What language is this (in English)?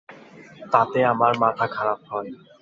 Bangla